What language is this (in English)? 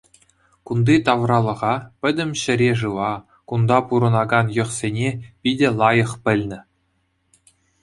Chuvash